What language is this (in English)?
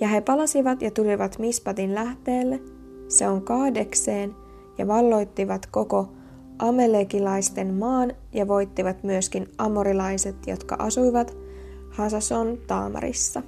Finnish